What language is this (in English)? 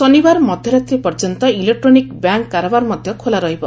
Odia